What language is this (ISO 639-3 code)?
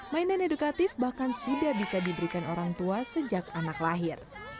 ind